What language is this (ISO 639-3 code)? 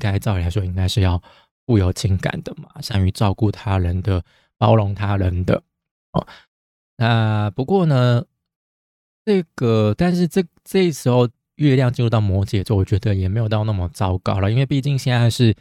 zho